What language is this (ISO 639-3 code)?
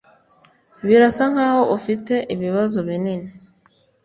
kin